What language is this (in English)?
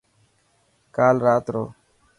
Dhatki